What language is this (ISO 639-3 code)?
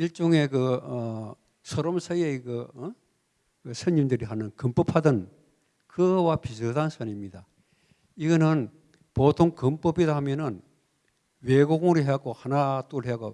kor